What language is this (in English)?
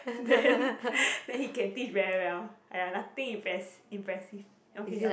English